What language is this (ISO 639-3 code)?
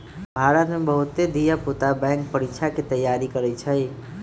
mag